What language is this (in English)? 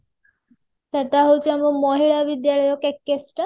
Odia